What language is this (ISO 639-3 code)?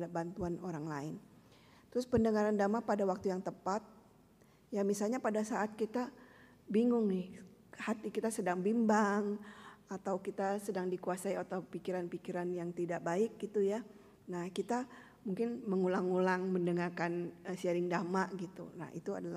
ind